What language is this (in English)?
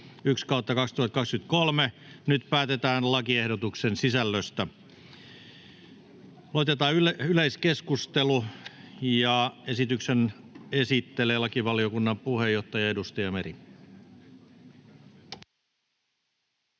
Finnish